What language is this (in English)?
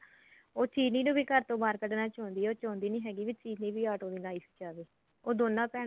Punjabi